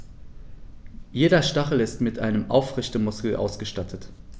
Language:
German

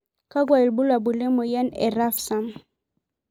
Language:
Masai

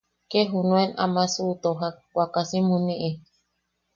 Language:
Yaqui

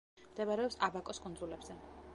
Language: Georgian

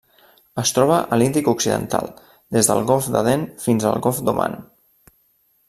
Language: Catalan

